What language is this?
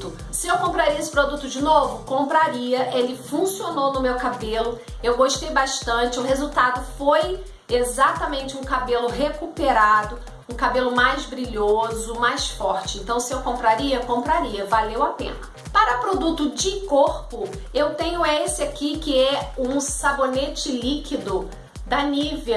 Portuguese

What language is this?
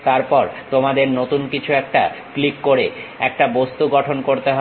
Bangla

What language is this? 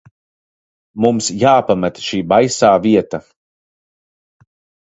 Latvian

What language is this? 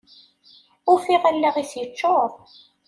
Kabyle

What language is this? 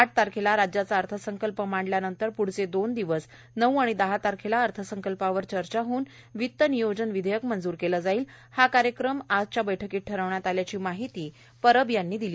Marathi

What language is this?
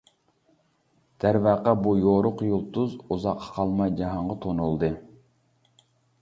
Uyghur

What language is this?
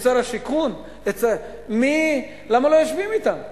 Hebrew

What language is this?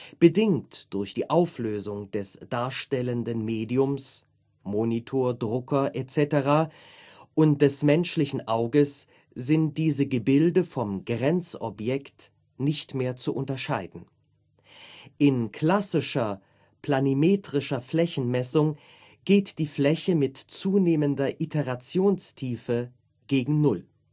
German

